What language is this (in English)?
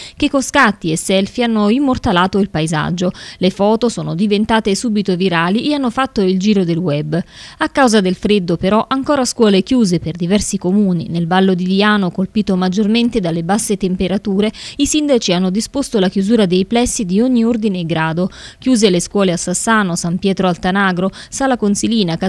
Italian